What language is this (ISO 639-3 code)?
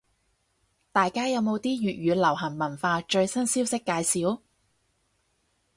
yue